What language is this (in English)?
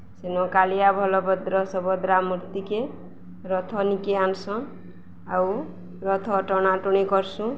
Odia